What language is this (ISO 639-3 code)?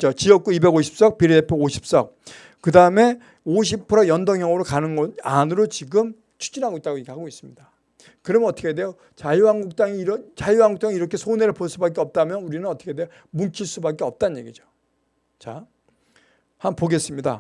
kor